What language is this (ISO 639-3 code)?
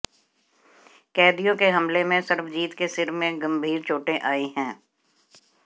hin